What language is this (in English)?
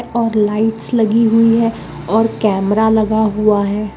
Magahi